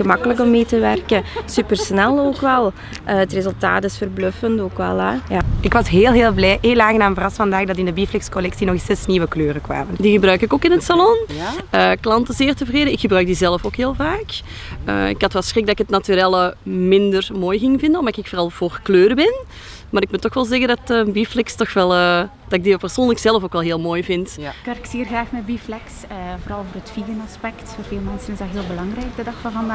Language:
Dutch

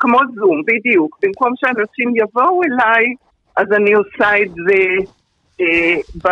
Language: Hebrew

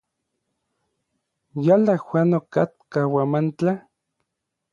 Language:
Orizaba Nahuatl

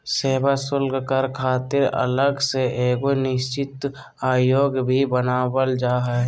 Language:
Magahi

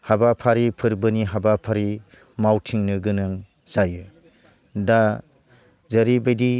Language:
Bodo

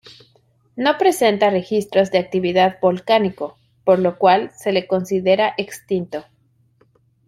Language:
Spanish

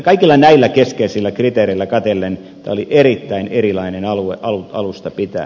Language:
Finnish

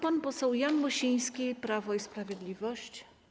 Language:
Polish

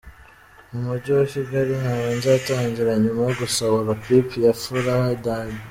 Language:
Kinyarwanda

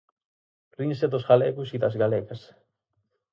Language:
Galician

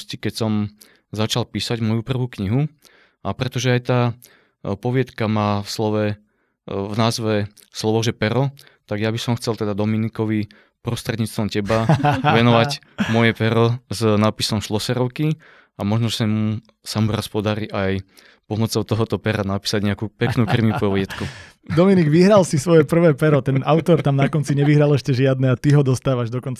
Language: Slovak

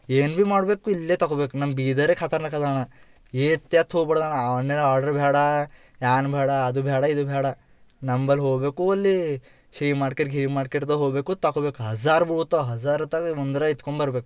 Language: Kannada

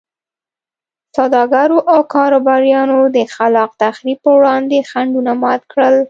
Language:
Pashto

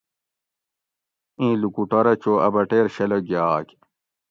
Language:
Gawri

